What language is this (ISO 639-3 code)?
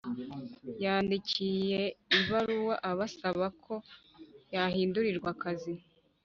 kin